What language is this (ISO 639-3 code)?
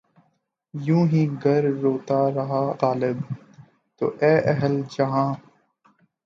urd